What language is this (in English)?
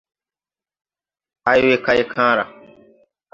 Tupuri